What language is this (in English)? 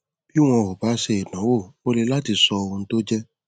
Yoruba